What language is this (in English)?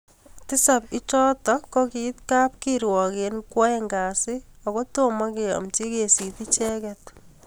Kalenjin